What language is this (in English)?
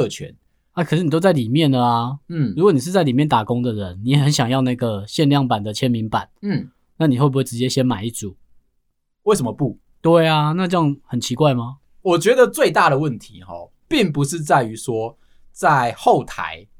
Chinese